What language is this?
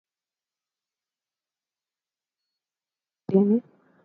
Swahili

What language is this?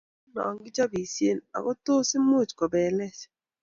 Kalenjin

